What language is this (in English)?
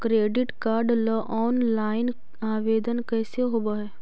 Magahi